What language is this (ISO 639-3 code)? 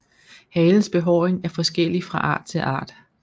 dan